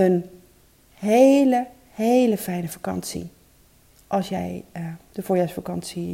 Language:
Dutch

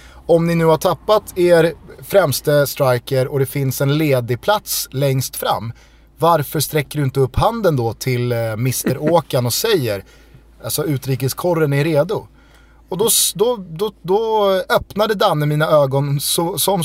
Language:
Swedish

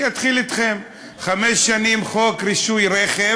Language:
Hebrew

